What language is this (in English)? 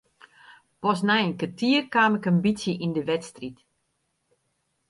Western Frisian